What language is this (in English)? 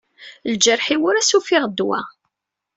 Kabyle